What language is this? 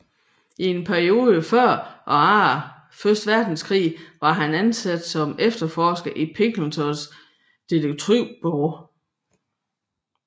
Danish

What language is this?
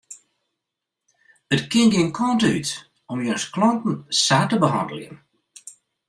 Western Frisian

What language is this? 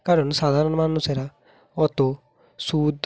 Bangla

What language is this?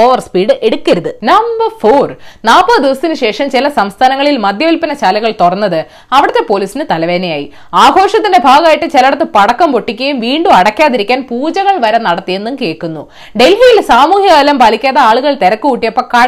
Malayalam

